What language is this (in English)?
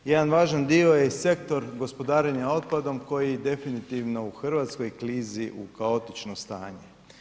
Croatian